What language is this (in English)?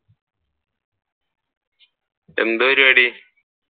Malayalam